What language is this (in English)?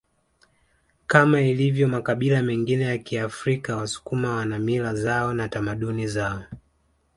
Swahili